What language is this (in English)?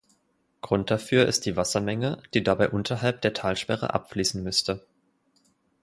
German